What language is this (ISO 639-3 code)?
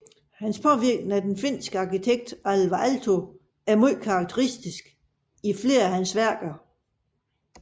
dan